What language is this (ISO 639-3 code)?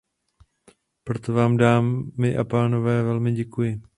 ces